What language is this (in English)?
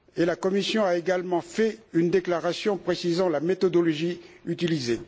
French